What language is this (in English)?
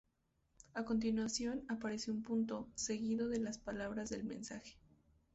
Spanish